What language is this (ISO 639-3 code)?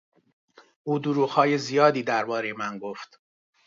fas